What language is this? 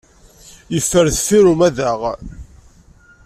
Kabyle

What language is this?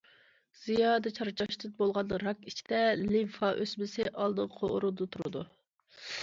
Uyghur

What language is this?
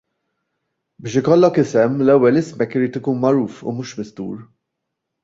Maltese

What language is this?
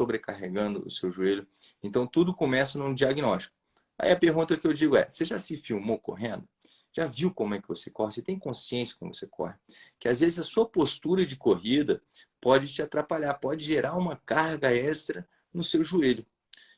Portuguese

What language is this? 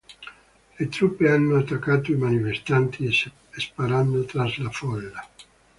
Italian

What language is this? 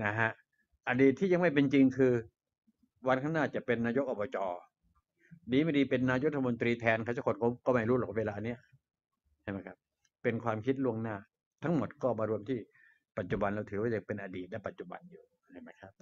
Thai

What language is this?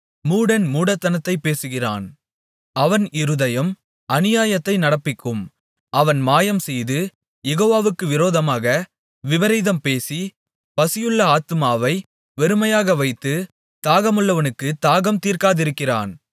Tamil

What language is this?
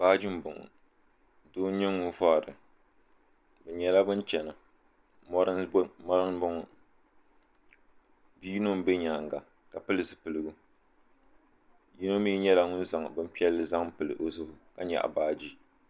Dagbani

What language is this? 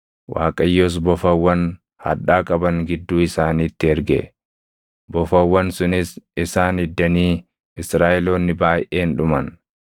Oromo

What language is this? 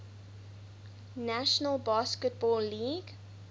English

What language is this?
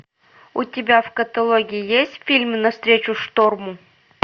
Russian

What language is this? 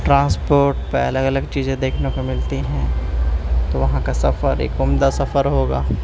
Urdu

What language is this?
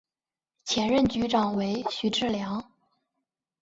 Chinese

